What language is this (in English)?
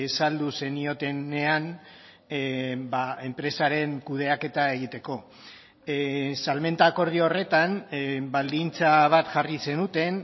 Basque